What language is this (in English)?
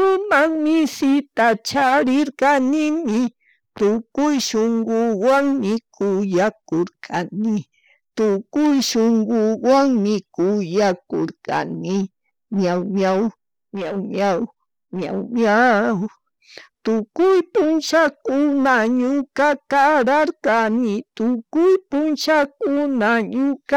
Chimborazo Highland Quichua